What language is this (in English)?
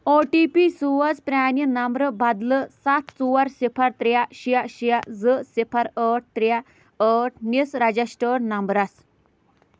Kashmiri